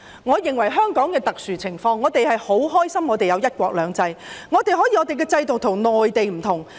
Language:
Cantonese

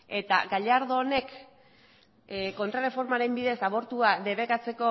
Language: Basque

